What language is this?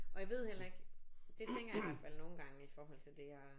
Danish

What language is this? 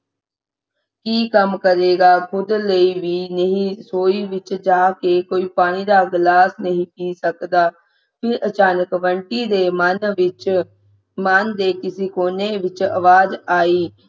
Punjabi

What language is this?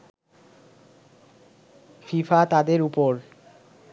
Bangla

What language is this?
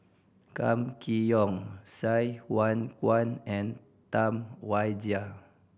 English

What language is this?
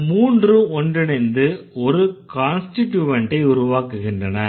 Tamil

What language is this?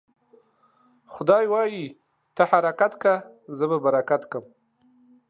Pashto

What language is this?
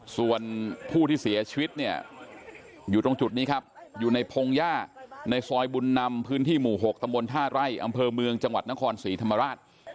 Thai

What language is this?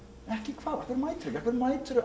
Icelandic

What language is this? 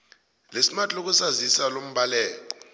South Ndebele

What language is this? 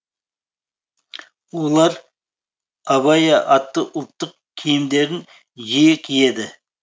Kazakh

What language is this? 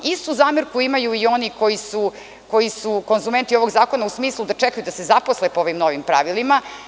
Serbian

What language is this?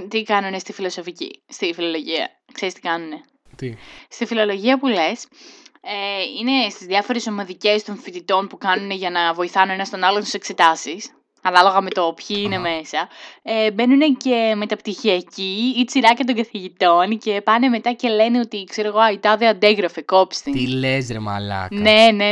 Greek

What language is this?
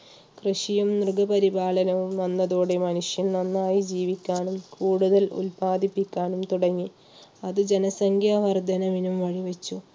Malayalam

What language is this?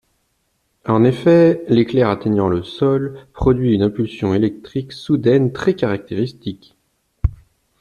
French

